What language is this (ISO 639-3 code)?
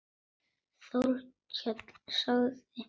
isl